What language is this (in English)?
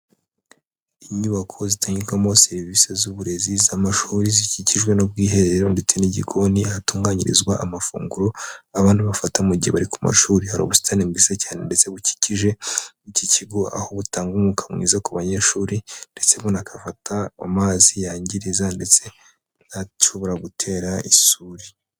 Kinyarwanda